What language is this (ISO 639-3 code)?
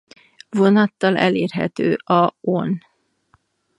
hun